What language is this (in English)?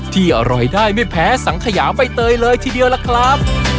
Thai